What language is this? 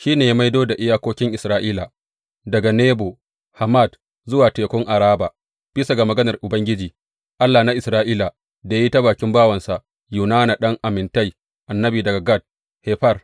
Hausa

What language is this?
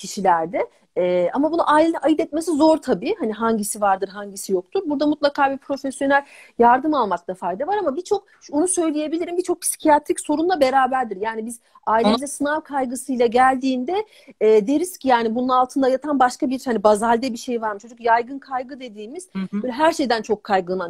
Turkish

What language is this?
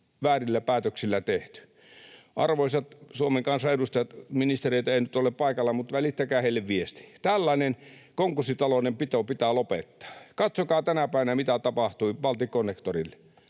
Finnish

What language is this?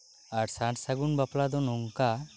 Santali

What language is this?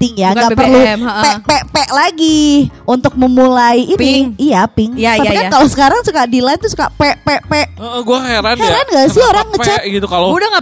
Indonesian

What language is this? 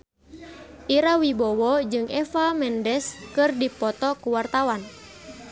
Sundanese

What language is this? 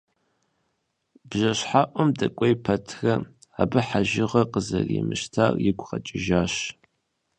Kabardian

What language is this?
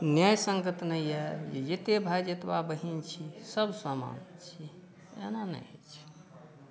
Maithili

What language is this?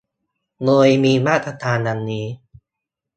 Thai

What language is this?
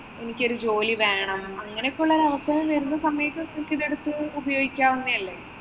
Malayalam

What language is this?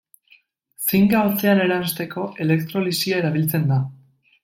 Basque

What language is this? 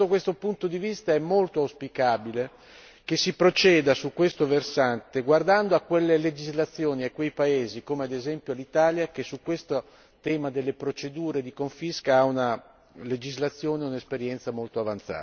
Italian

